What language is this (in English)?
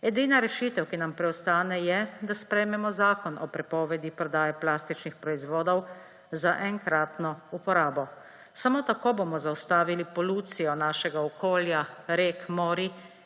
Slovenian